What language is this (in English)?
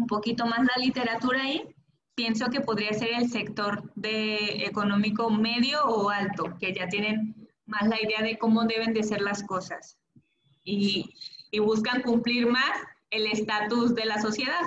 Spanish